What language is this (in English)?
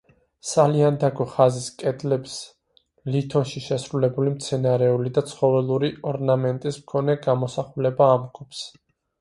Georgian